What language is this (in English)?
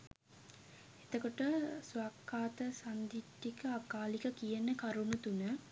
Sinhala